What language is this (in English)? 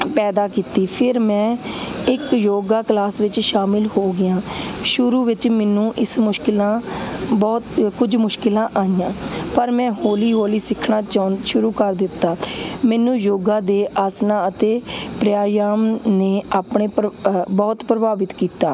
Punjabi